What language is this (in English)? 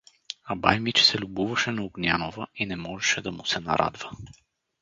Bulgarian